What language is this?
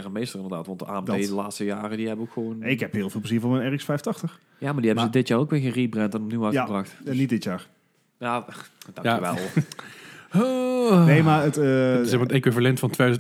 Dutch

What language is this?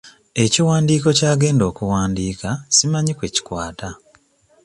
Ganda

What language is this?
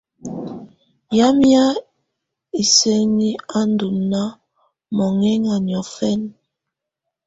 Tunen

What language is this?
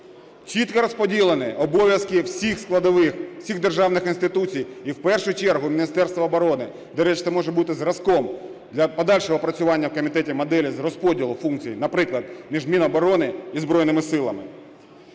Ukrainian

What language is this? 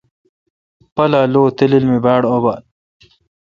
Kalkoti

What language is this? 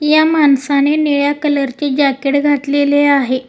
Marathi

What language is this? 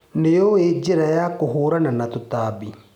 Kikuyu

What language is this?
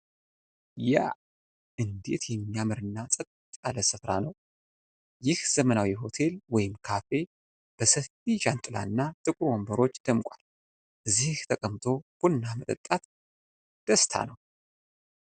Amharic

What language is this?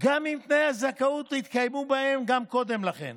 Hebrew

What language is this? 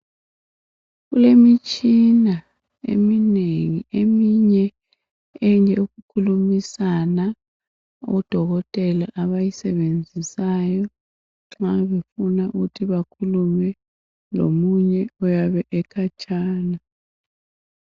North Ndebele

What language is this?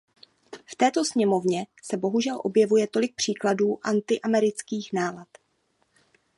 Czech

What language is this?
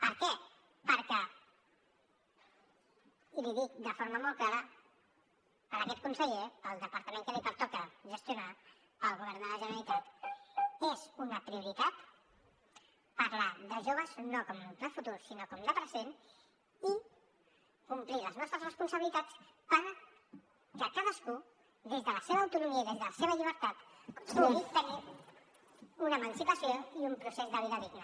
Catalan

